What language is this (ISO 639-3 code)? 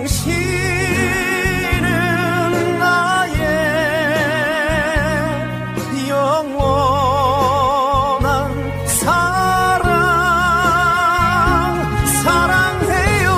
kor